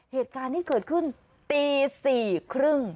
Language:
Thai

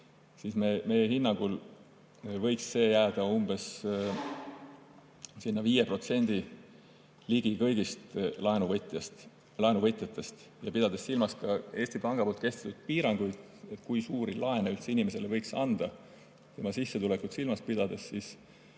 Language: Estonian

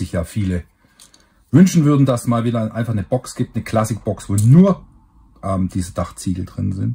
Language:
German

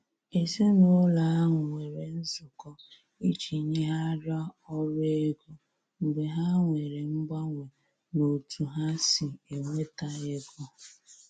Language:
Igbo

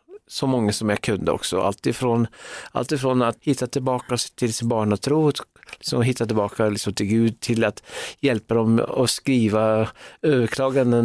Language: Swedish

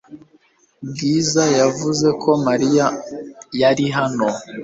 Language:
Kinyarwanda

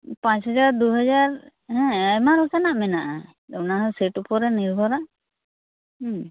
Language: Santali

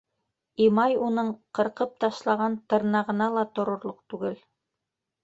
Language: Bashkir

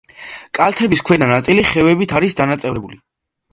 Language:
Georgian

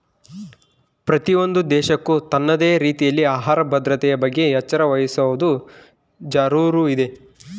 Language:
Kannada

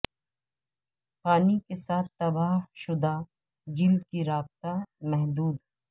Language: Urdu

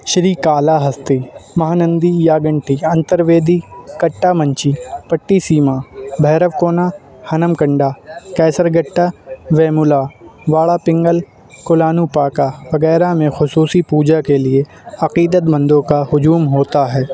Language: Urdu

